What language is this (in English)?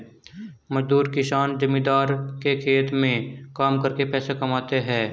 Hindi